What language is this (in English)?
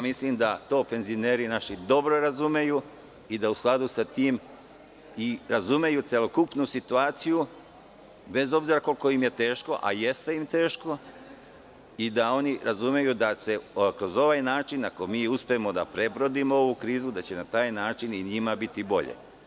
Serbian